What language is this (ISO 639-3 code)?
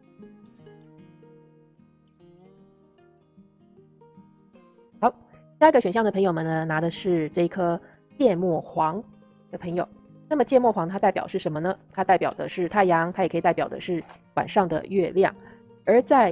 zho